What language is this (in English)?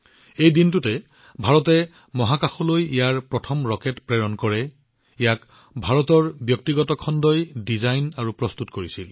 Assamese